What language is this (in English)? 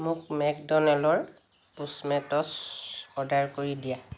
Assamese